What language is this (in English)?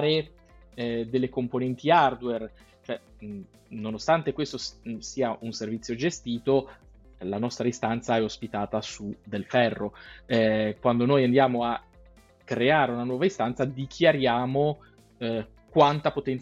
Italian